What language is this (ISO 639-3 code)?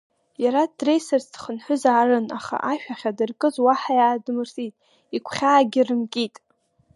abk